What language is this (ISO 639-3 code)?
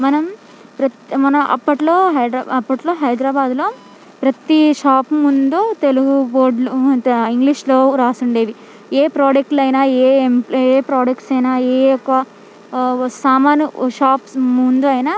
tel